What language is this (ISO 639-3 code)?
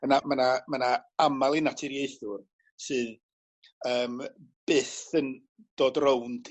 cym